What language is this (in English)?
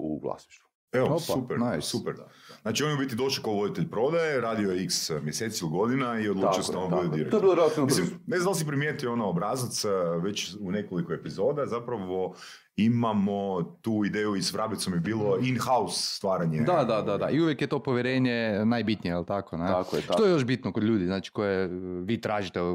Croatian